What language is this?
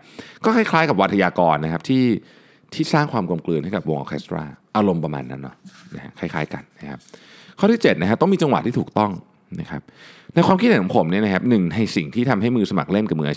Thai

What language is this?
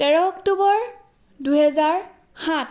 Assamese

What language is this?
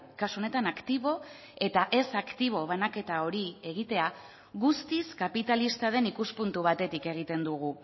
Basque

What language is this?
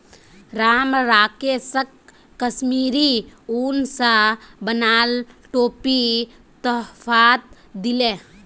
Magahi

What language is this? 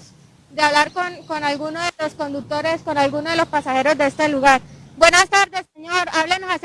Spanish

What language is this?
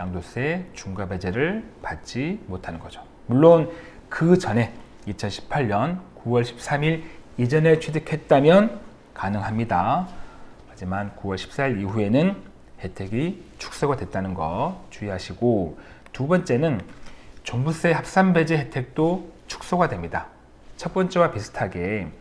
Korean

